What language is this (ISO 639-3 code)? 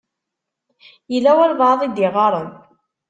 kab